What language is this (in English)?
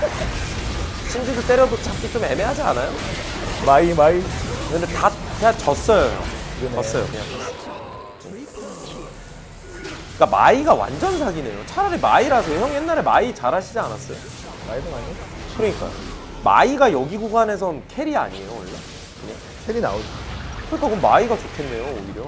Korean